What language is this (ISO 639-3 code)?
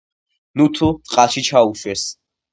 kat